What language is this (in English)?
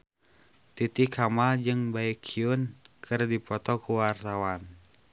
Sundanese